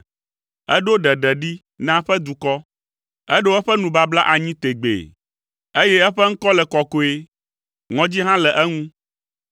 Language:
Ewe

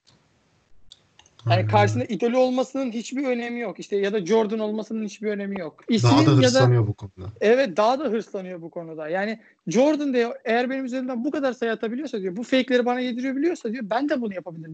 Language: Turkish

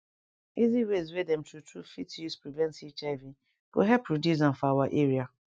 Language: Nigerian Pidgin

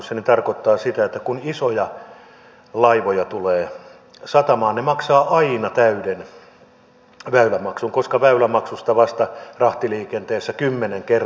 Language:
Finnish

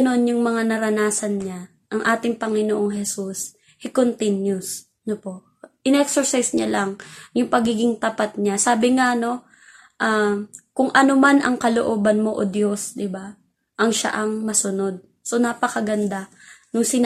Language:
Filipino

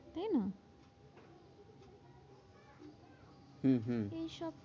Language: Bangla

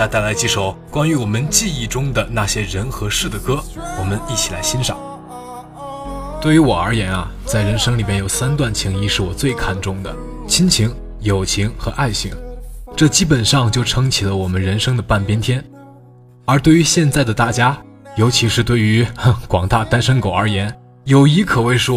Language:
Chinese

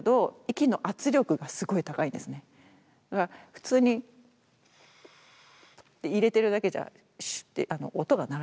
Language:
Japanese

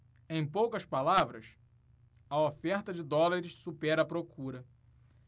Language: Portuguese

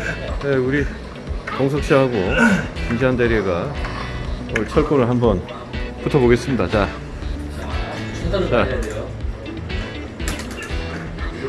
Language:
Korean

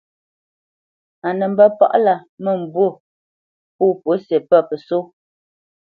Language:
Bamenyam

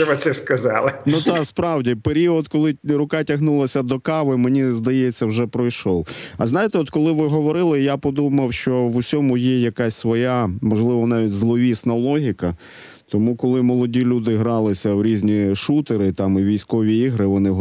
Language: Ukrainian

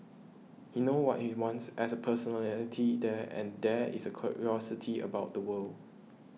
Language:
English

